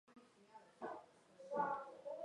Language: Chinese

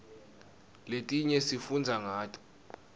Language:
Swati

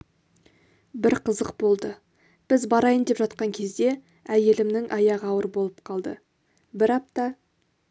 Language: Kazakh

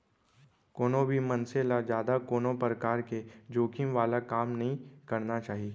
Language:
Chhattisgarhi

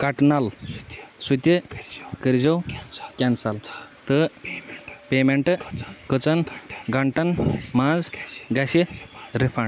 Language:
Kashmiri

